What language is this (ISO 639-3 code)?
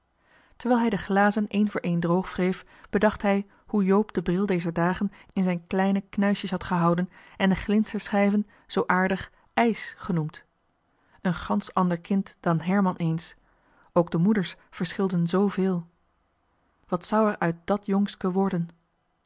nld